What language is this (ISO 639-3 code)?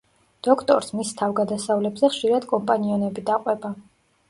kat